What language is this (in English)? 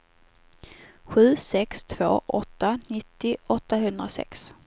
Swedish